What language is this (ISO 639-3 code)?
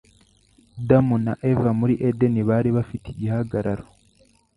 kin